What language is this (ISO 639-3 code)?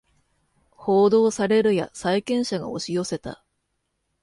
jpn